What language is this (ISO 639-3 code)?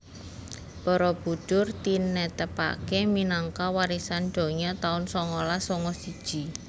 jav